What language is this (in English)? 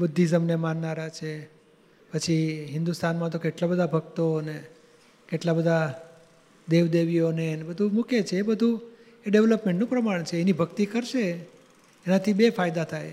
Gujarati